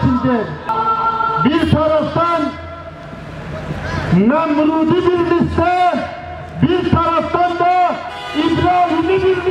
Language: Arabic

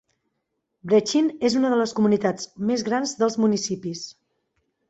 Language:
Catalan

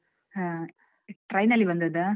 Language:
Kannada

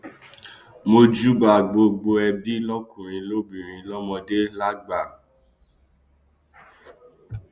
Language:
Yoruba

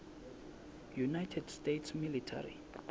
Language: Swati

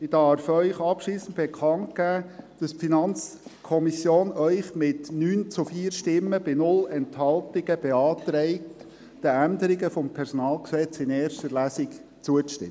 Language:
Swiss German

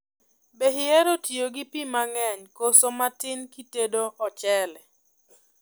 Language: Luo (Kenya and Tanzania)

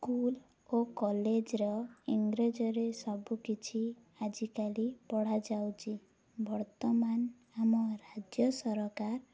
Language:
Odia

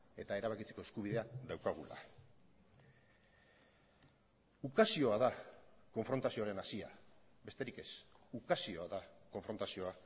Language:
Basque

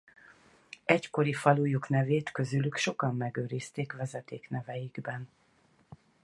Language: Hungarian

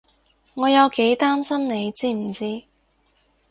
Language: Cantonese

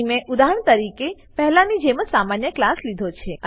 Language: Gujarati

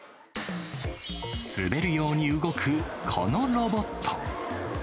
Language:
Japanese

